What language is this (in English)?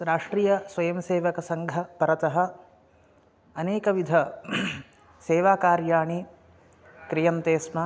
Sanskrit